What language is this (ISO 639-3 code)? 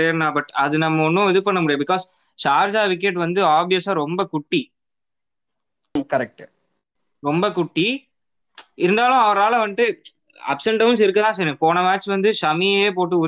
tam